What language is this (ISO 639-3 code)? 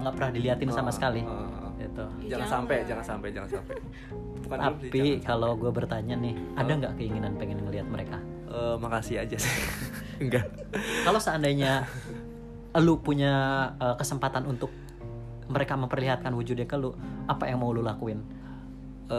ind